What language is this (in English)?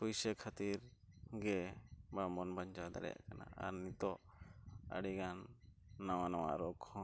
Santali